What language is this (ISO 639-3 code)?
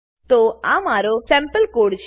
guj